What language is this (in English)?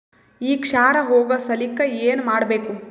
Kannada